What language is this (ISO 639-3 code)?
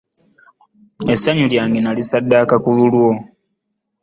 lug